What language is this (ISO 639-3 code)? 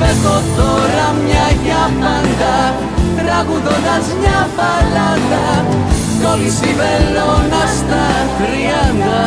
ell